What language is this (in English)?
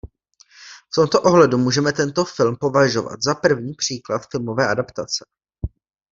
Czech